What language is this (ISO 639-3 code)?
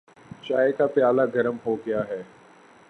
urd